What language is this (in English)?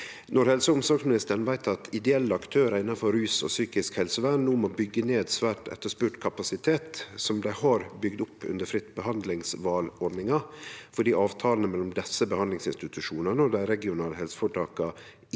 Norwegian